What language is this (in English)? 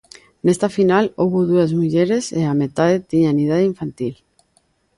Galician